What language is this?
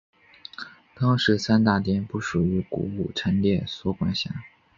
Chinese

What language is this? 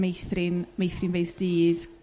Welsh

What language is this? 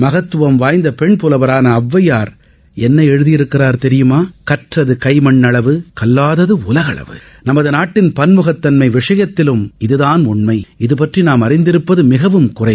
Tamil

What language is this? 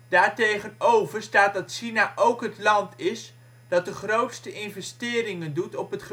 Dutch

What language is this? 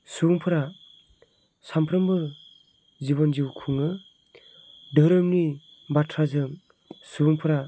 Bodo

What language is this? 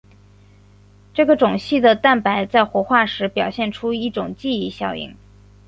Chinese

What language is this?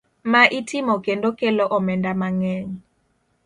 Luo (Kenya and Tanzania)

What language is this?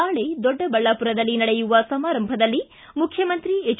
Kannada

